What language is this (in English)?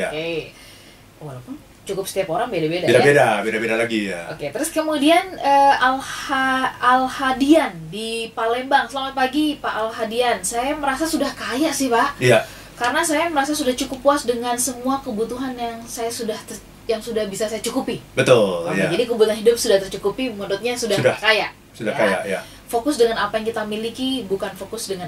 Indonesian